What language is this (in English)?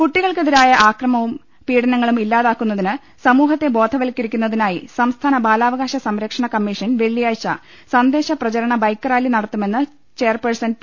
Malayalam